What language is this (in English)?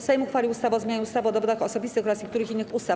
Polish